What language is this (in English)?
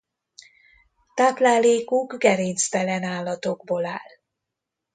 Hungarian